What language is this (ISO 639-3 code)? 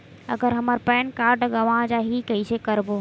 hne